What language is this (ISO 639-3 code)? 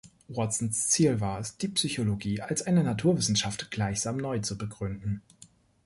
deu